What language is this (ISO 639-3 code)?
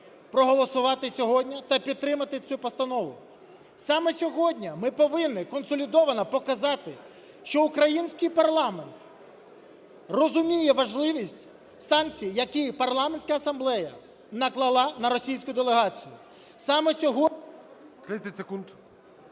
ukr